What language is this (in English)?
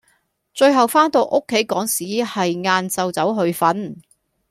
Cantonese